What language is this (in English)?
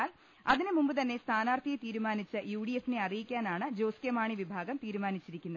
Malayalam